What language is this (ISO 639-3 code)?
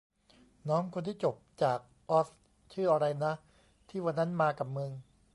tha